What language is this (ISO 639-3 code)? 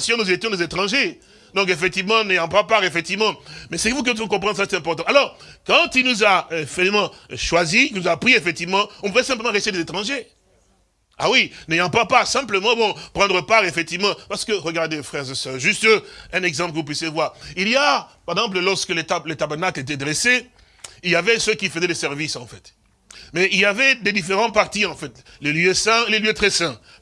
fra